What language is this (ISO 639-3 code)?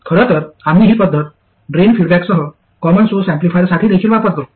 mar